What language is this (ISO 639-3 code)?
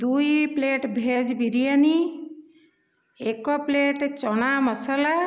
ori